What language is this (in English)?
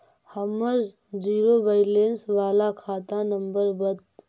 Magahi